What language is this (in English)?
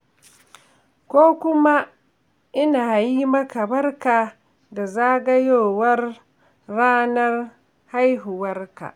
Hausa